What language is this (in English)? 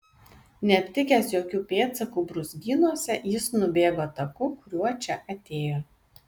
Lithuanian